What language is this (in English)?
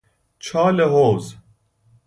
Persian